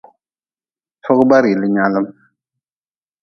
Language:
Nawdm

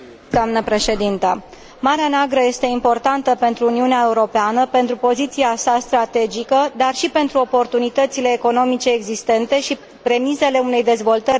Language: Romanian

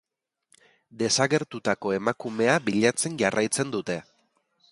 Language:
Basque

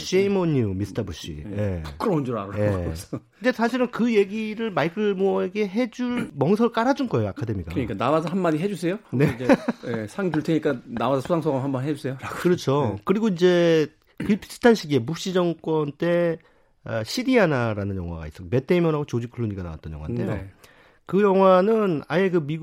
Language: Korean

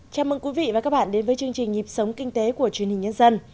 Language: Vietnamese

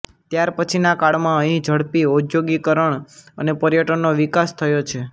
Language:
Gujarati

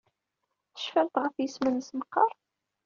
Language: Kabyle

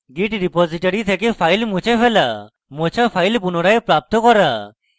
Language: Bangla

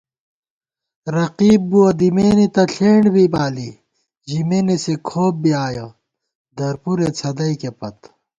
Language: Gawar-Bati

